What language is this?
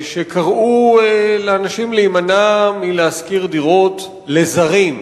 Hebrew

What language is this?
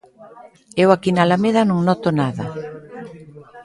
Galician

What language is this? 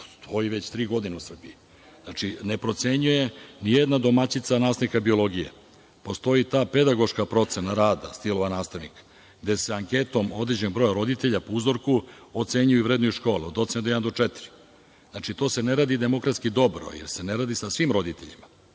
Serbian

